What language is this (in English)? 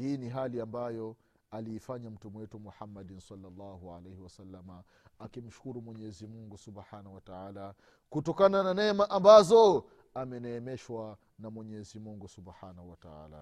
Swahili